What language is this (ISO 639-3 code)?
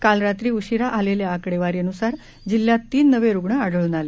mar